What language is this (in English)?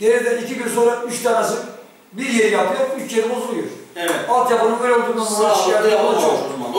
Turkish